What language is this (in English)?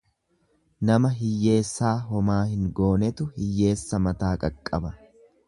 Oromo